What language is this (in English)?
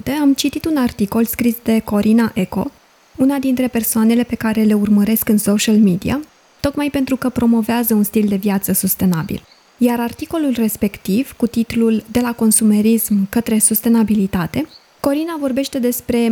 Romanian